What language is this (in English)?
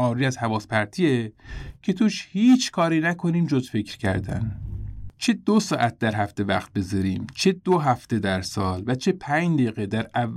Persian